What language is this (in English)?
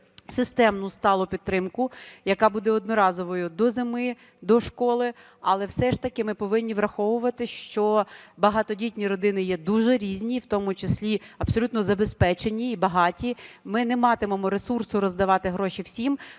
Ukrainian